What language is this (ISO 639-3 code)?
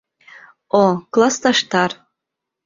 bak